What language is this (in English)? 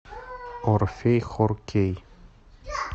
Russian